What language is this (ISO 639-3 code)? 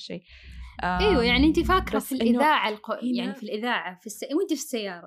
ara